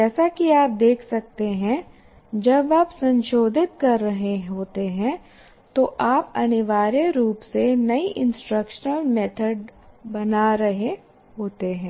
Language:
Hindi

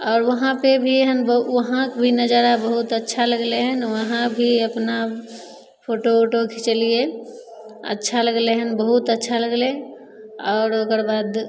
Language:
Maithili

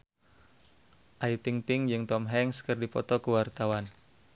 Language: Sundanese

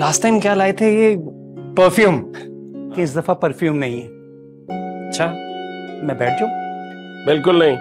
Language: Hindi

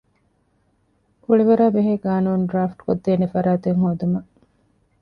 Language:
Divehi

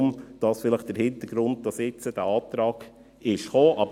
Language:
Swiss German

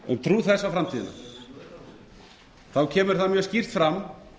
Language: Icelandic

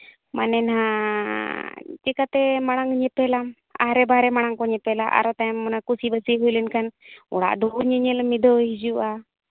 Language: Santali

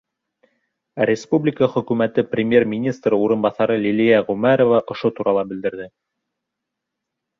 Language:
Bashkir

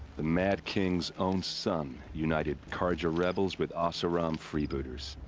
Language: English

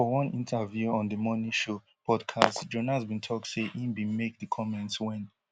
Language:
Nigerian Pidgin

